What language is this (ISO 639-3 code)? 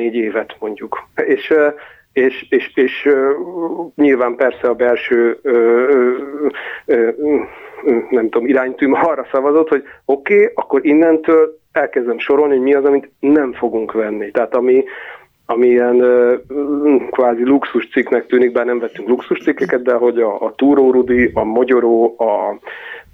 hun